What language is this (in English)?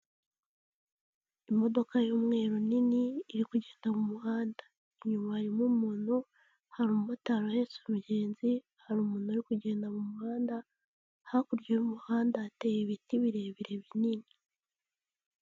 Kinyarwanda